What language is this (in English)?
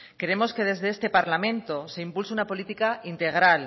Spanish